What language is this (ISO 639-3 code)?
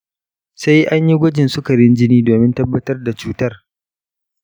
hau